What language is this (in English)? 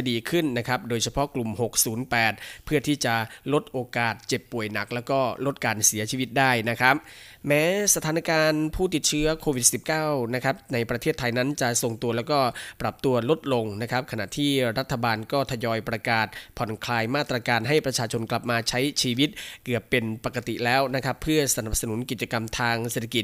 Thai